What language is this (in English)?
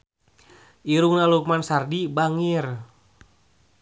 Sundanese